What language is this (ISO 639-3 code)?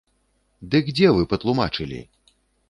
bel